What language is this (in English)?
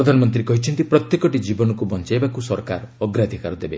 Odia